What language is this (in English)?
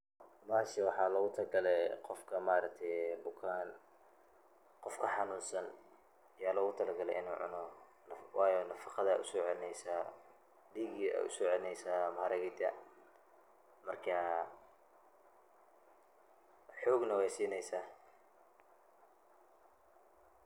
Somali